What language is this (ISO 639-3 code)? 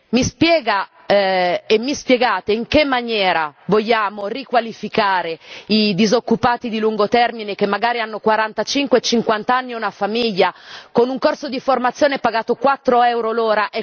ita